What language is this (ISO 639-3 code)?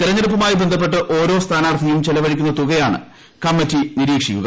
mal